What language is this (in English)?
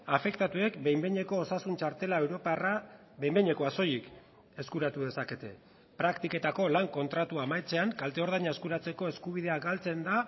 Basque